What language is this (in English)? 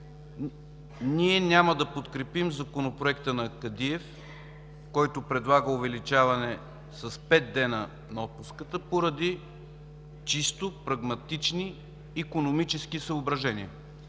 Bulgarian